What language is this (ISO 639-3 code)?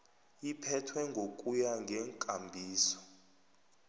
nbl